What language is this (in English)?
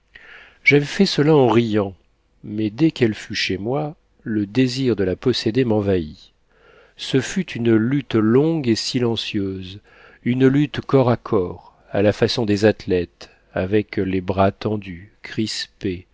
French